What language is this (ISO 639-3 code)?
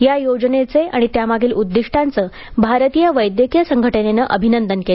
mar